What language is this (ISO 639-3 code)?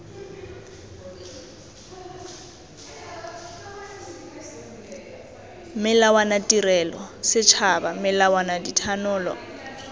tsn